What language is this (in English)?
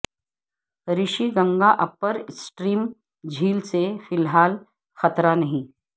Urdu